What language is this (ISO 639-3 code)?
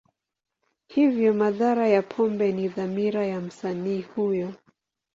swa